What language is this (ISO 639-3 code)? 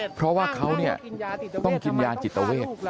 tha